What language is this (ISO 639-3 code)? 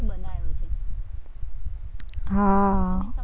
guj